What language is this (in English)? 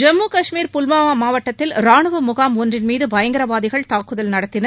Tamil